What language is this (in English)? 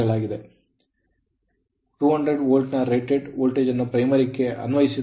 Kannada